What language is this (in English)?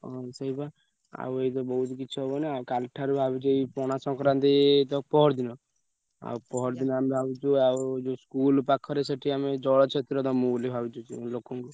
Odia